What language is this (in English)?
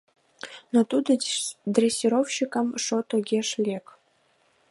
Mari